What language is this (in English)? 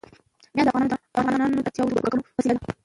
Pashto